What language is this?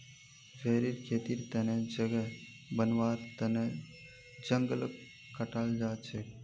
Magahi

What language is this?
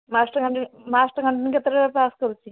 Odia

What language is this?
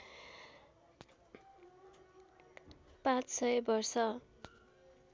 Nepali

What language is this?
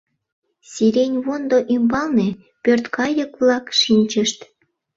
Mari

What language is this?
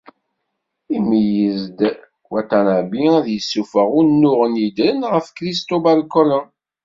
Kabyle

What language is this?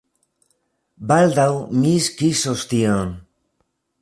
Esperanto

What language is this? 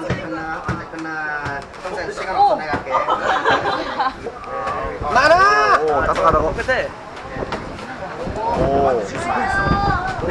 Korean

